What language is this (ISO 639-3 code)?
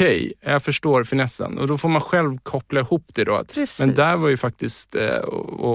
swe